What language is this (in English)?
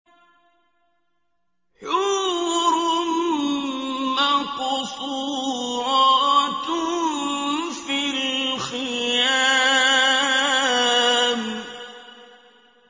Arabic